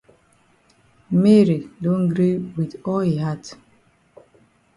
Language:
Cameroon Pidgin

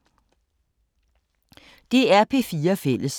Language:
Danish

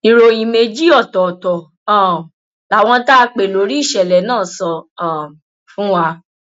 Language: Yoruba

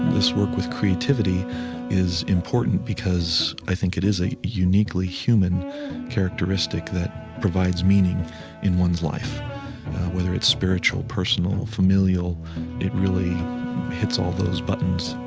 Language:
English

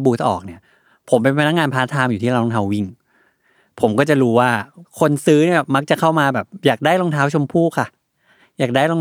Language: Thai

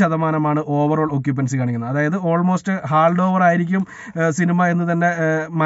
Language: Romanian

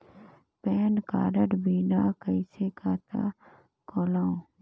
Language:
Chhattisgarhi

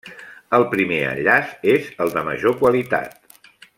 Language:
Catalan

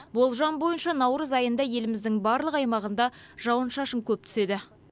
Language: Kazakh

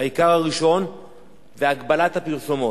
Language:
Hebrew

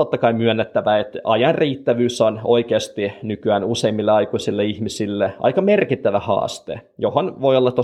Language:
Finnish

